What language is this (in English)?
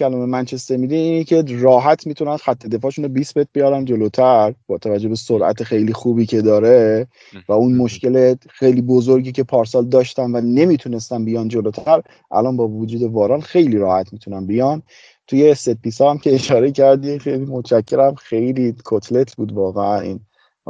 Persian